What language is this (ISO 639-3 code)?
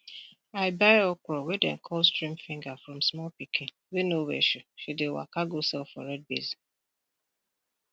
pcm